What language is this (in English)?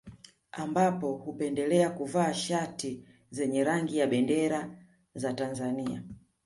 Swahili